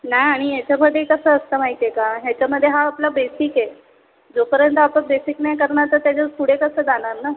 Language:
Marathi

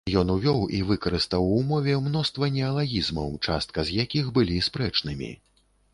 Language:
Belarusian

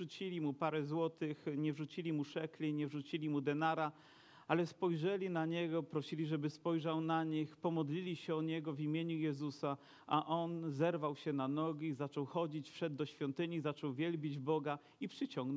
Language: Polish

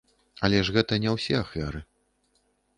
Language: Belarusian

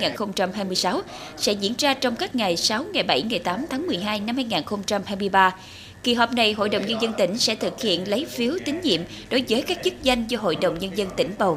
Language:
Vietnamese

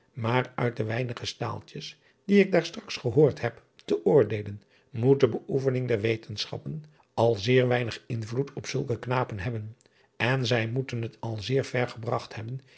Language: Dutch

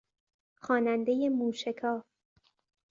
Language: Persian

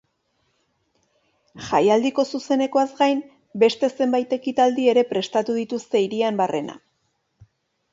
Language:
Basque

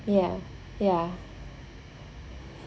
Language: English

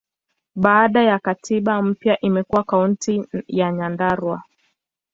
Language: Swahili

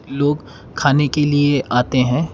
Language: Hindi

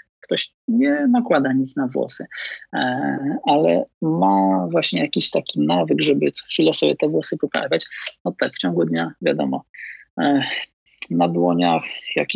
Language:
Polish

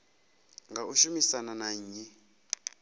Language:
Venda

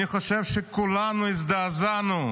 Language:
Hebrew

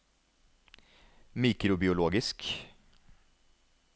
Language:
Norwegian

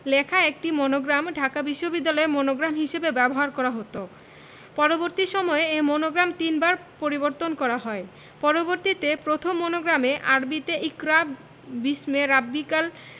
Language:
Bangla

